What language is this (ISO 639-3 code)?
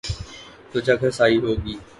urd